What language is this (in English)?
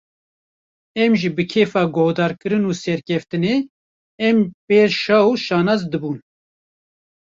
Kurdish